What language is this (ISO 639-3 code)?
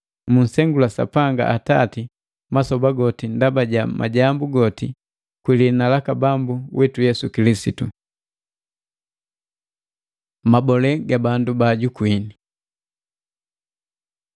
mgv